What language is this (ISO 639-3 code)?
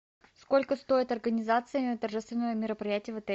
rus